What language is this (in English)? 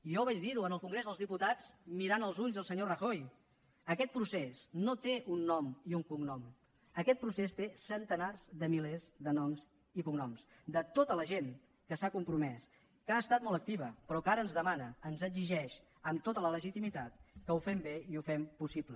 Catalan